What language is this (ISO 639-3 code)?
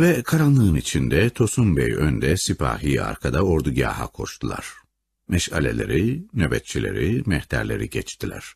tur